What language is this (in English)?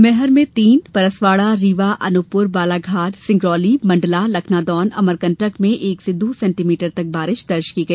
Hindi